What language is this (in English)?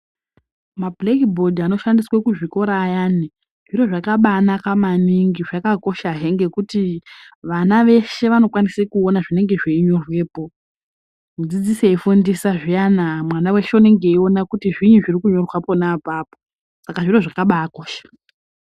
Ndau